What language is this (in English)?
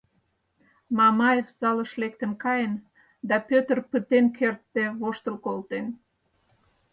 Mari